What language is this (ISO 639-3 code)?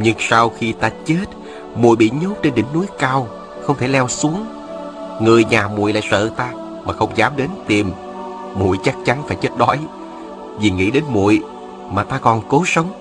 vie